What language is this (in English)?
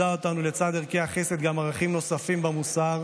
Hebrew